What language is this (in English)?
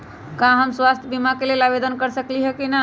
Magahi